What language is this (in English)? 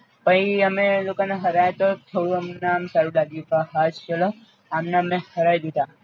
Gujarati